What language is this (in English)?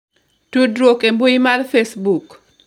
Luo (Kenya and Tanzania)